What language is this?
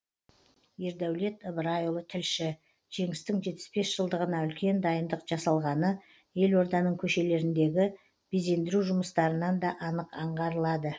Kazakh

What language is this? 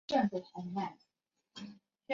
Chinese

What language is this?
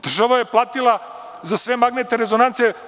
Serbian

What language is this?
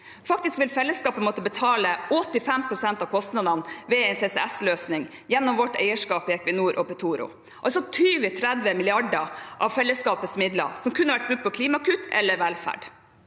Norwegian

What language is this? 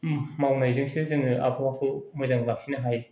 Bodo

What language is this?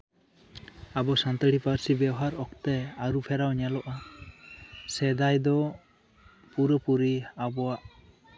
Santali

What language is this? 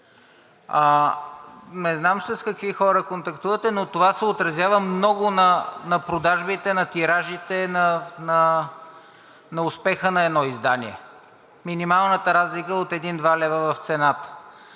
Bulgarian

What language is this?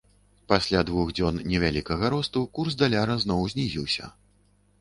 Belarusian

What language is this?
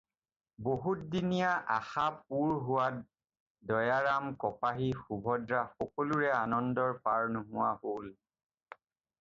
Assamese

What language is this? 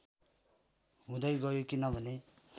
Nepali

